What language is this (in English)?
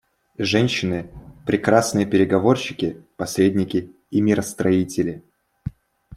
Russian